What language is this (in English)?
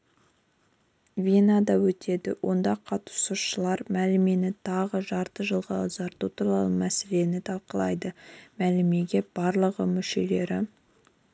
Kazakh